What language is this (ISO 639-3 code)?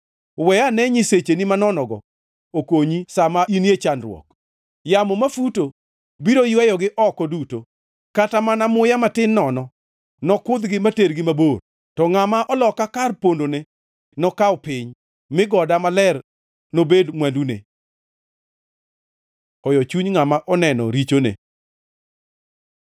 luo